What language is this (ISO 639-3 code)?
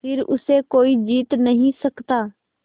hin